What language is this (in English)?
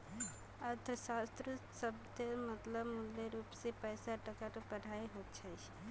Magahi